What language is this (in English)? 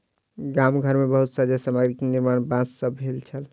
Maithili